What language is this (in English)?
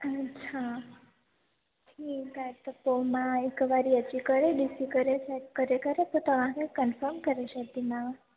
Sindhi